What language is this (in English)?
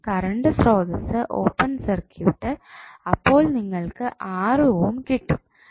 Malayalam